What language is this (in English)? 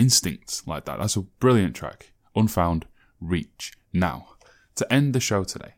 English